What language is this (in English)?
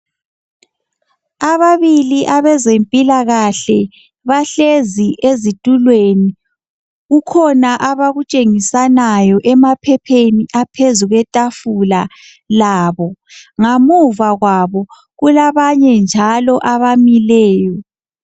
North Ndebele